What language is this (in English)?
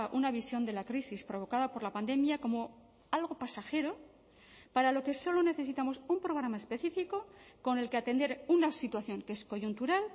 Spanish